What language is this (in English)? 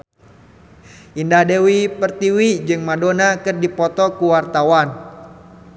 Sundanese